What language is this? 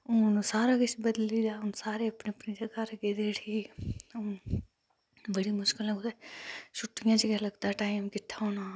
Dogri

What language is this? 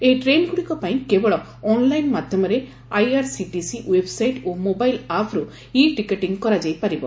Odia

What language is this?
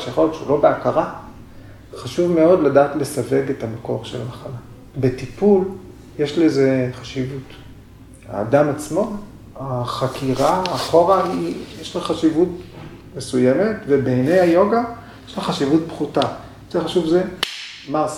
Hebrew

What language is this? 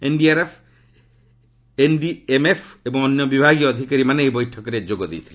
Odia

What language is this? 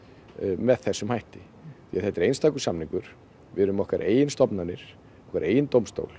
Icelandic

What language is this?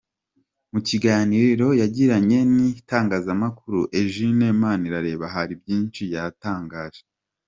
Kinyarwanda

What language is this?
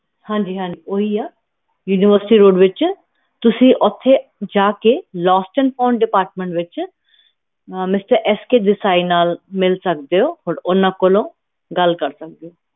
Punjabi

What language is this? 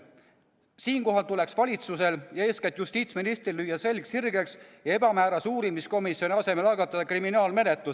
Estonian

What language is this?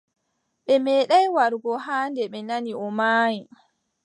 Adamawa Fulfulde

